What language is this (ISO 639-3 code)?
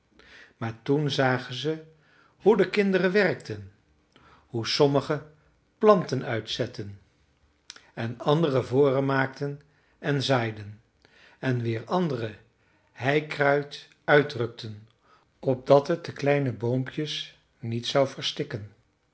nld